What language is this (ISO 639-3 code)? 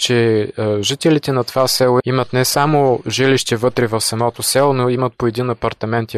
bul